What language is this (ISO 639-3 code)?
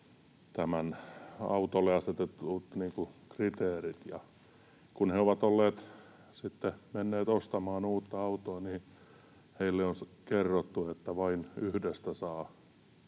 fin